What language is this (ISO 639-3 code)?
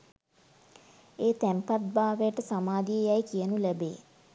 sin